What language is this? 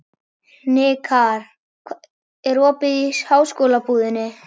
Icelandic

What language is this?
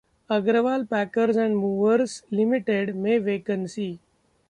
Hindi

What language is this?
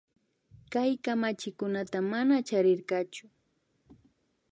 Imbabura Highland Quichua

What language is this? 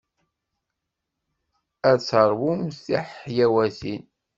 Kabyle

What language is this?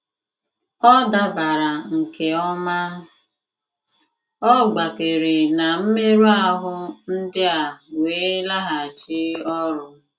Igbo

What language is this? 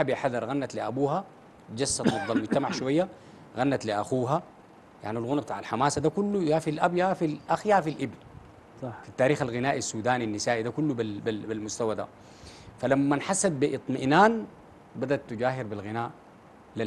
Arabic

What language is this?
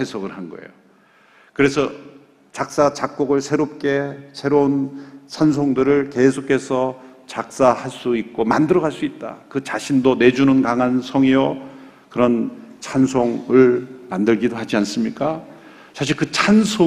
Korean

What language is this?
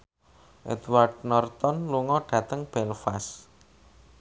Javanese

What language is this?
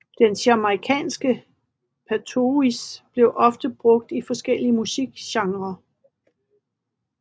Danish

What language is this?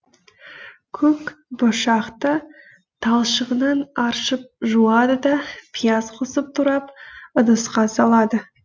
Kazakh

